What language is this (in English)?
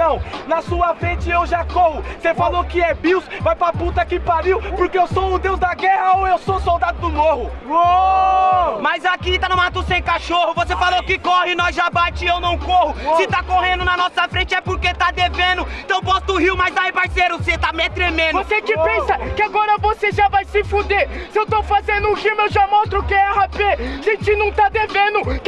Portuguese